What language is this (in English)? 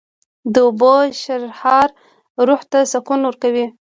Pashto